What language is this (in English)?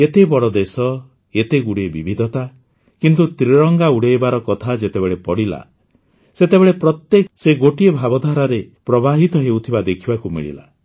Odia